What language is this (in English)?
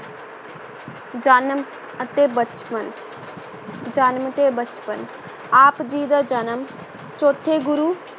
Punjabi